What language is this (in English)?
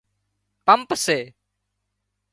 Wadiyara Koli